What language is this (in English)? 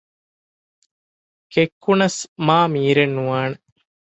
Divehi